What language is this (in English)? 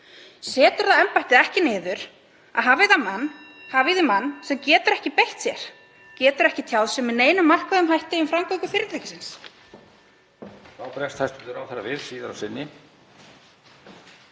Icelandic